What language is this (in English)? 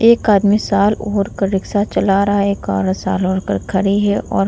Hindi